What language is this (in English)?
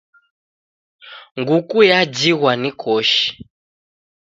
Taita